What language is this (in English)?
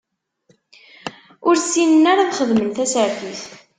Kabyle